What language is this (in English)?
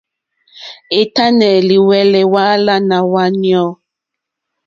Mokpwe